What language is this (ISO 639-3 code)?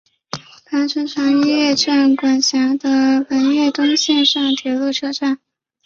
zho